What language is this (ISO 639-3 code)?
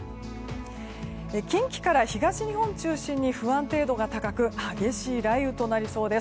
jpn